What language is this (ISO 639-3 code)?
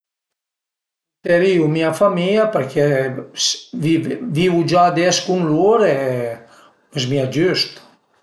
pms